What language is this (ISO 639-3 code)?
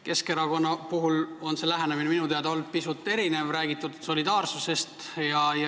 est